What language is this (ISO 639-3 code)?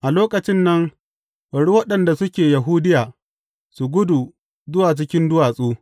hau